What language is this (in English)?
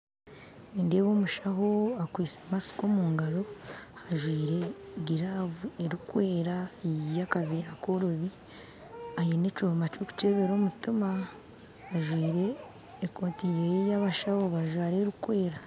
Nyankole